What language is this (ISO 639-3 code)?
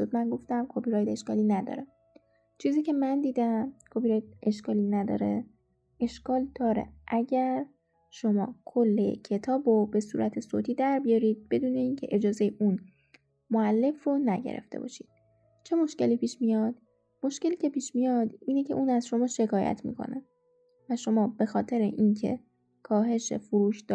fas